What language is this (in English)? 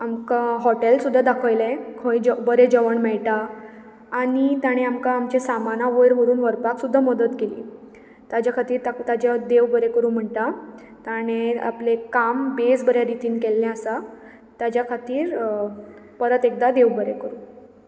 Konkani